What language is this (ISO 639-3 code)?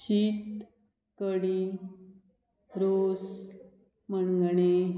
kok